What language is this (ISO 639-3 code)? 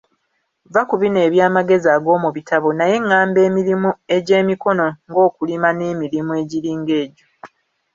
lug